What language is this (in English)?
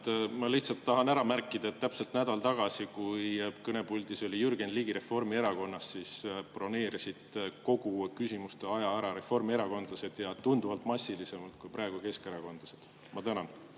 Estonian